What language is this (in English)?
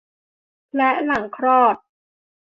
Thai